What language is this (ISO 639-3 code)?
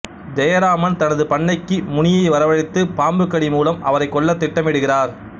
tam